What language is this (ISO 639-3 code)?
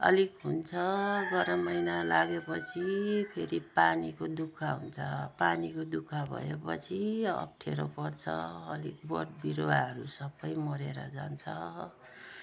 nep